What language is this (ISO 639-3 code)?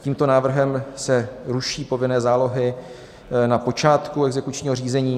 ces